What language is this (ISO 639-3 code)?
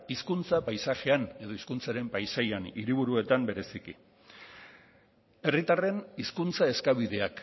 eus